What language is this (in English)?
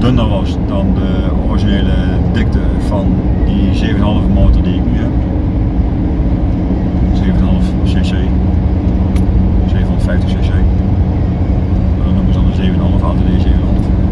Dutch